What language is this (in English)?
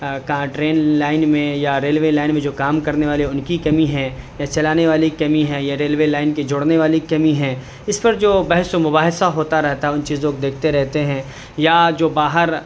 Urdu